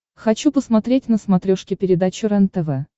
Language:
Russian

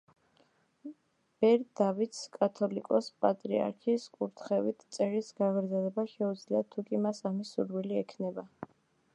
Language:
Georgian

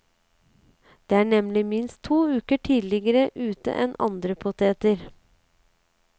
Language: Norwegian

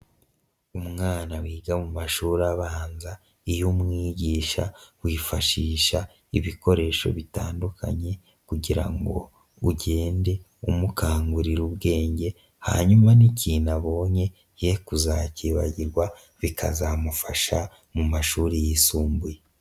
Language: Kinyarwanda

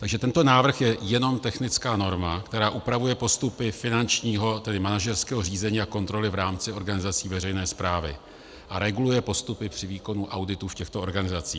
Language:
Czech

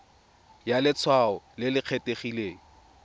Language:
Tswana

